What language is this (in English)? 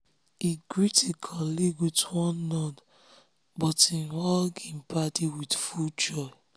Nigerian Pidgin